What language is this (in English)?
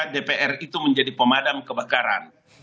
Indonesian